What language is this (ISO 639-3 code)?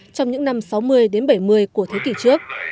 vie